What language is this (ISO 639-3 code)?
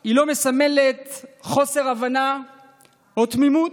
heb